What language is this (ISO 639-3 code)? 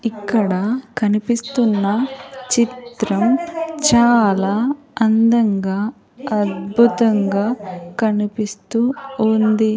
tel